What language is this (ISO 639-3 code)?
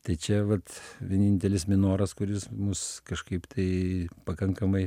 lit